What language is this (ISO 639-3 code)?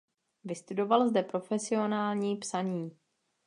ces